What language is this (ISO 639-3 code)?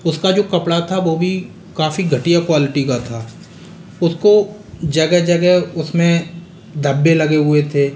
hin